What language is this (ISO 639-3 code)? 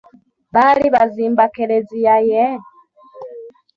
lug